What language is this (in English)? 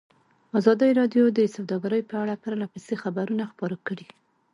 Pashto